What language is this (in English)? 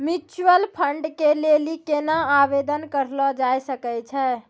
Maithili